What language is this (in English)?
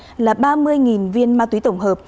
Vietnamese